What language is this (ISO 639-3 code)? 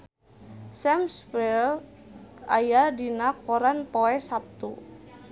sun